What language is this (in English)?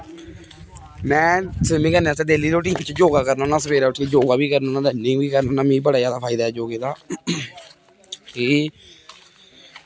Dogri